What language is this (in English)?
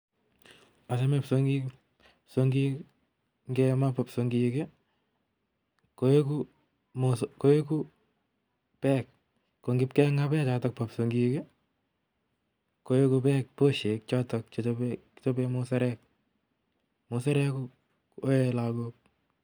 Kalenjin